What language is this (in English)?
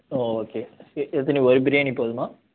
Tamil